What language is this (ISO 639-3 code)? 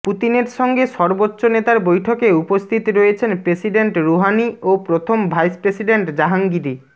ben